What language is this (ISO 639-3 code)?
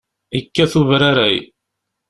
kab